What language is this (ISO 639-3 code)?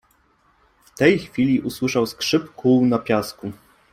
pol